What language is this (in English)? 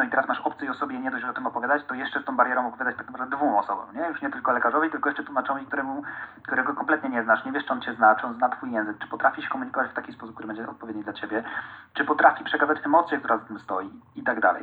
Polish